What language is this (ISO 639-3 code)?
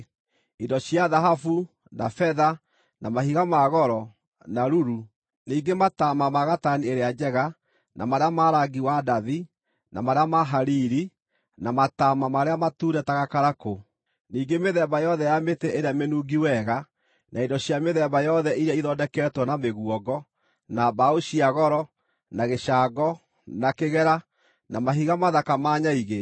kik